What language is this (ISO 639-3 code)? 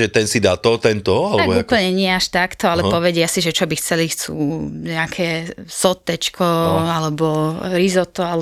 slk